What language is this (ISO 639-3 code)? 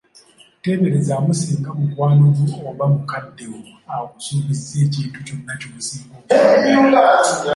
lug